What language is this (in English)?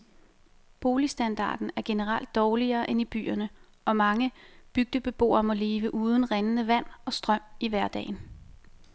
Danish